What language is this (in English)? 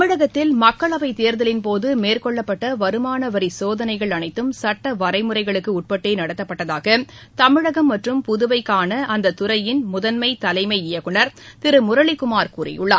Tamil